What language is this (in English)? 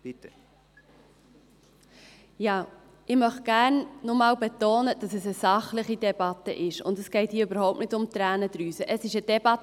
Swiss German